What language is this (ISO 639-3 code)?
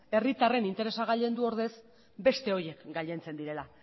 eus